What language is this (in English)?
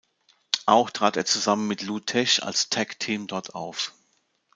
German